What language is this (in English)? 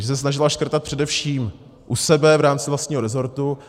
Czech